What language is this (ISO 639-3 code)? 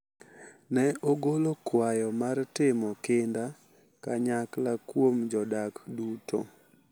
luo